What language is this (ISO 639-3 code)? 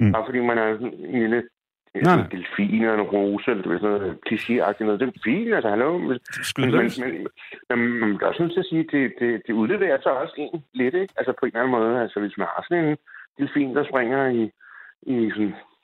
dan